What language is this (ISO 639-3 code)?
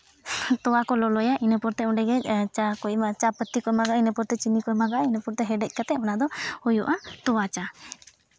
sat